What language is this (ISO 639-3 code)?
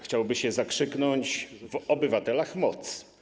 pol